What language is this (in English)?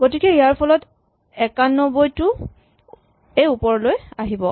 Assamese